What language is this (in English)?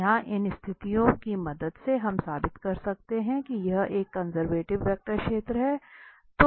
Hindi